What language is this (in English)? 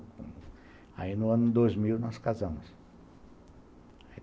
Portuguese